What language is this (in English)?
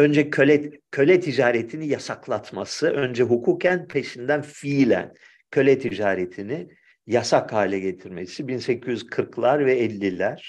Turkish